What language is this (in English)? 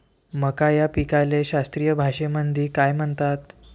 Marathi